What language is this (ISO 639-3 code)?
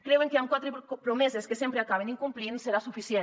cat